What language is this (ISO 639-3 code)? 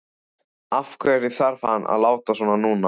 isl